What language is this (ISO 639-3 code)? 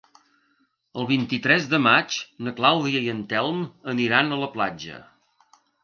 cat